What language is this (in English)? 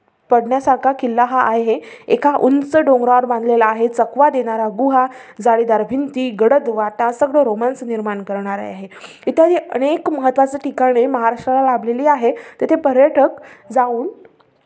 Marathi